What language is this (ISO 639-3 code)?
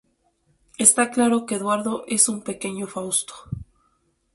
spa